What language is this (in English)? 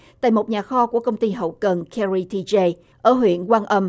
Vietnamese